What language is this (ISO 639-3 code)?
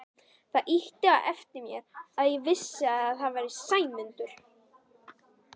isl